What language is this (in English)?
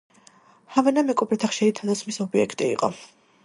Georgian